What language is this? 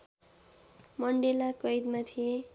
Nepali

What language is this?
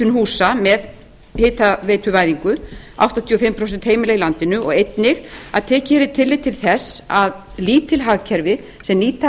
Icelandic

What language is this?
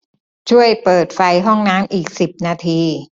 Thai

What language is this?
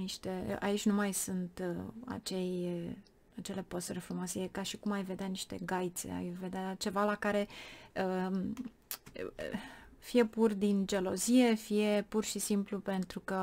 Romanian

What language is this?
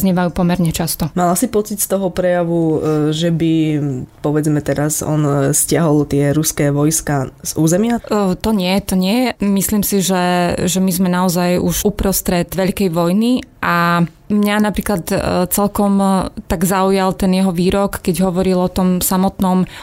Slovak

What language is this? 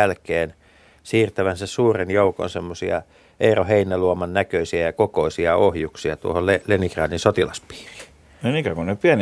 Finnish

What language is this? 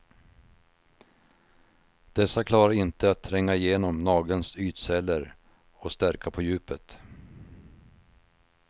Swedish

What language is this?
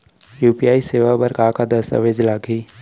Chhattisgarhi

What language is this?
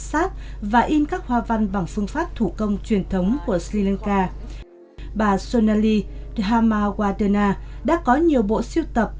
Vietnamese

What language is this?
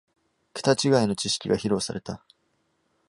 Japanese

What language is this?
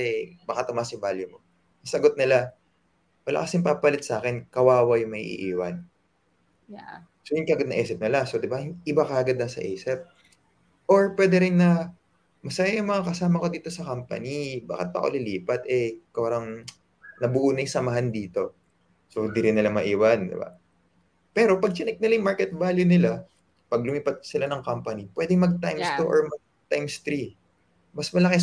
Filipino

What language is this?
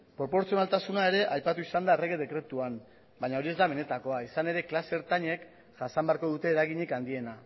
Basque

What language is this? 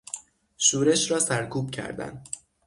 Persian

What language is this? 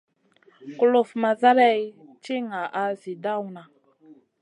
Masana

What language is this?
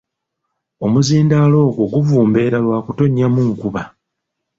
Ganda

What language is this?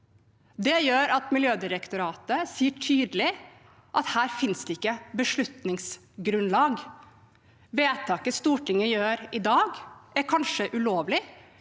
Norwegian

